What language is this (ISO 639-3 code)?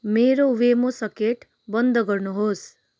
nep